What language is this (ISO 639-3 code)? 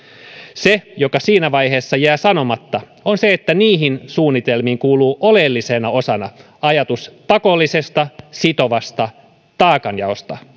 fin